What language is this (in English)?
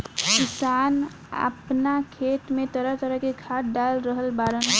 Bhojpuri